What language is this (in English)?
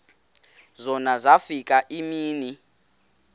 Xhosa